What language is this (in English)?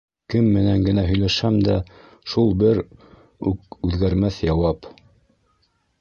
Bashkir